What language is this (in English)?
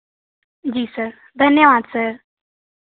Hindi